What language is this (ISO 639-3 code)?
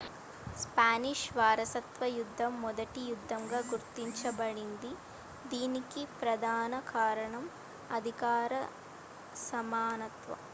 tel